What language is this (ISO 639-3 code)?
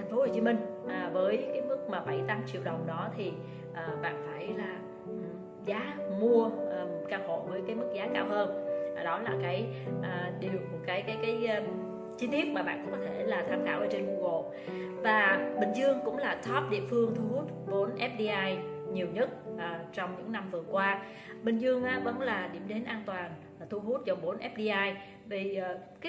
vie